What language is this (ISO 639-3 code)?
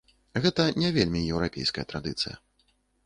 bel